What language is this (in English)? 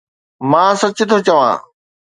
Sindhi